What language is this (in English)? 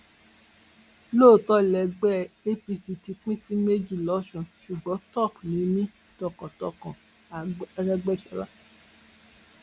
Yoruba